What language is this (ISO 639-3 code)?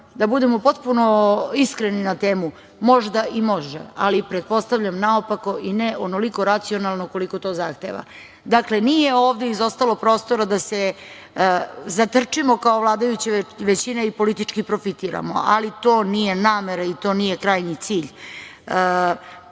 srp